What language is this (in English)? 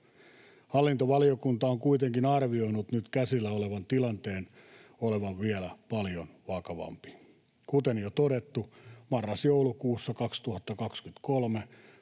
Finnish